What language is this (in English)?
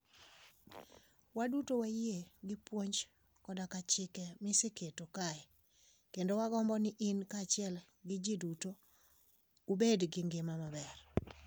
Luo (Kenya and Tanzania)